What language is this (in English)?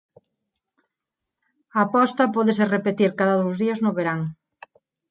Galician